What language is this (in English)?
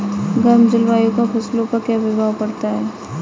Hindi